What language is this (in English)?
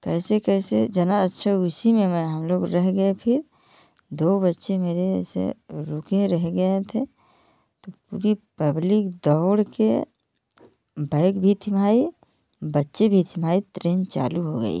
Hindi